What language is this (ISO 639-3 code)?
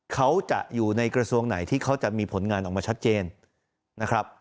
tha